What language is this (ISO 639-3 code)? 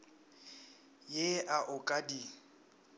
nso